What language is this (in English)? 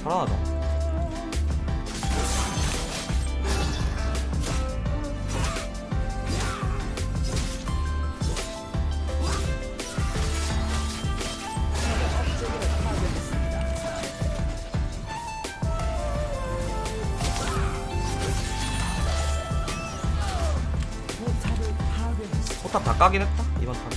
Korean